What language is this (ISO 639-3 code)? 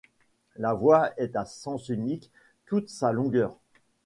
fra